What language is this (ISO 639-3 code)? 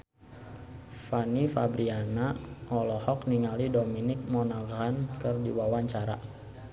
sun